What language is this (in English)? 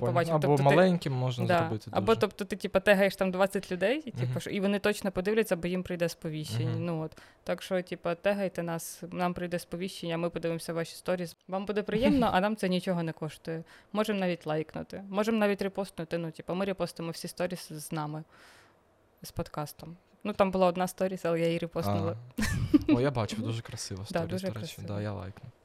Ukrainian